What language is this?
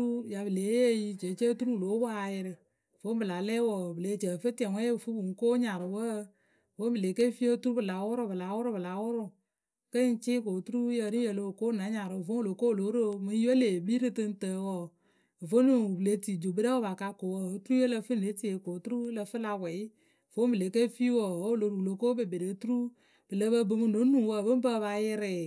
Akebu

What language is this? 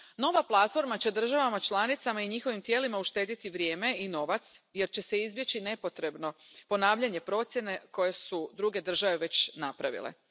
Croatian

